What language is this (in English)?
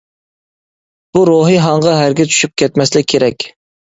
Uyghur